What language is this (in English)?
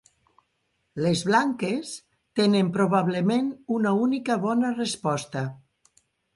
Catalan